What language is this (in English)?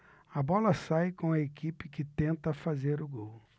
Portuguese